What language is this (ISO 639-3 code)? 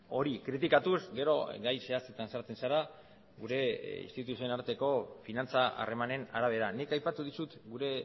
eus